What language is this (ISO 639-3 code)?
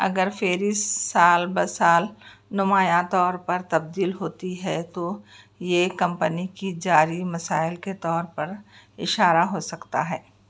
urd